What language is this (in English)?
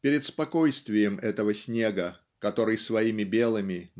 Russian